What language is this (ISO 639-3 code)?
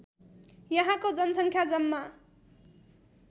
nep